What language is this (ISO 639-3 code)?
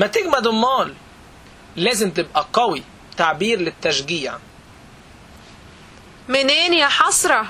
ara